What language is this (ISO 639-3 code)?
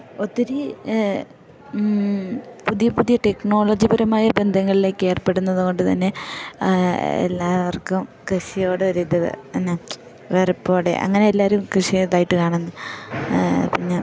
mal